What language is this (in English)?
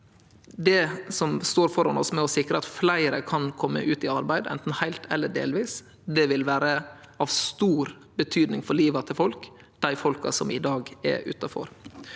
Norwegian